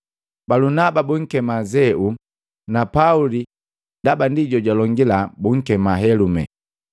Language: Matengo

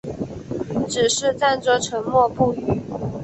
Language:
Chinese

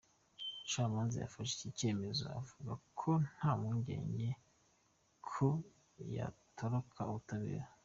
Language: Kinyarwanda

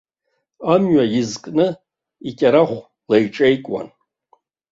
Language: Abkhazian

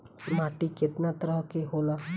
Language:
Bhojpuri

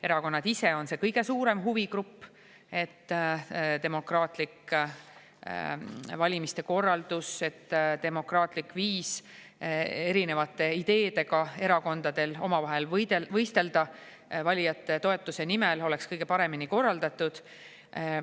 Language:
Estonian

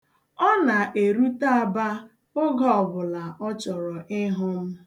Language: Igbo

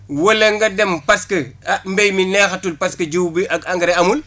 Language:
Wolof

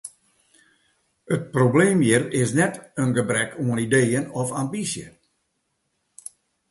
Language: Western Frisian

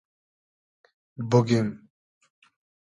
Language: Hazaragi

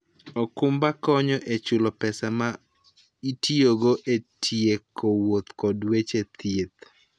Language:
Luo (Kenya and Tanzania)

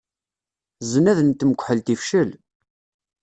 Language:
Kabyle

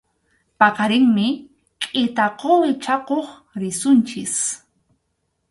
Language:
Arequipa-La Unión Quechua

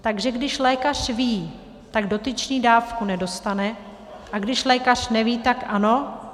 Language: Czech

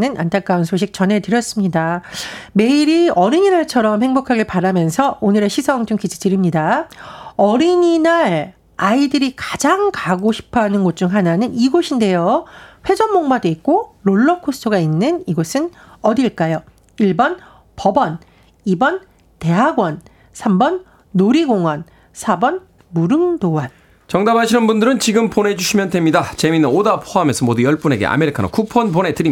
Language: Korean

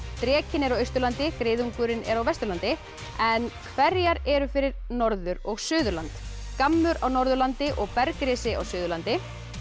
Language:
Icelandic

